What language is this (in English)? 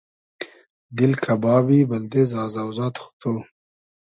Hazaragi